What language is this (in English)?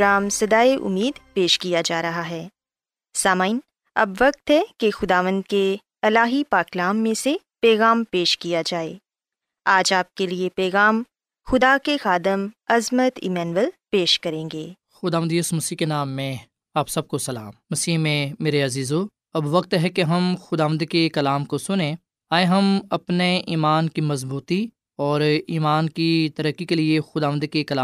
Urdu